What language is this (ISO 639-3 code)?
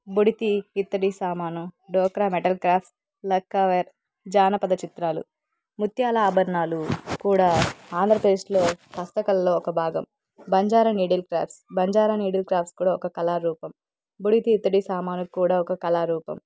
tel